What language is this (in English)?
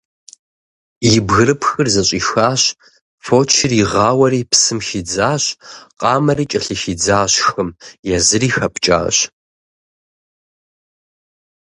Kabardian